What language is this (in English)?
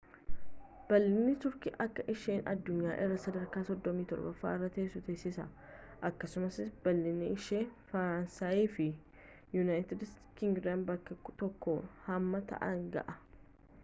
Oromo